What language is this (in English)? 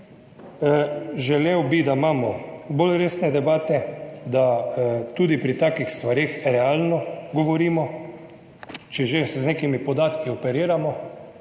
Slovenian